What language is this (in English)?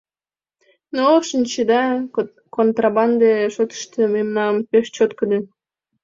Mari